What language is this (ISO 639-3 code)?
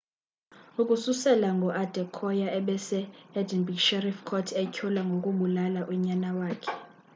xho